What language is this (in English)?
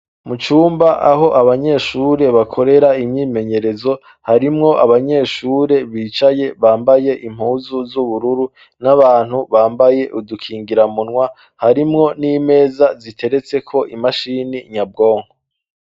Rundi